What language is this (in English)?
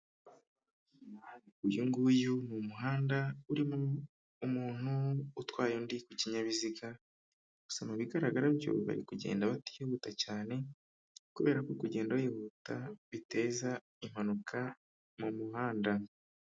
Kinyarwanda